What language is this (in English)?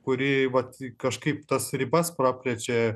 Lithuanian